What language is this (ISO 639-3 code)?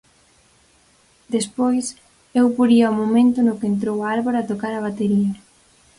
glg